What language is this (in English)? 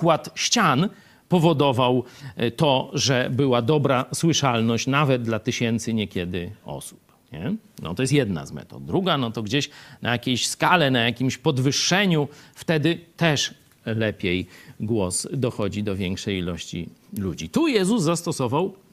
Polish